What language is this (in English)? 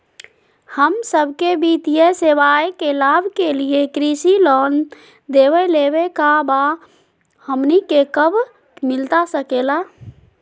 Magahi